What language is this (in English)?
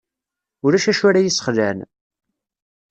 Kabyle